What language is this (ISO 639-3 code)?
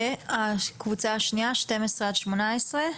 heb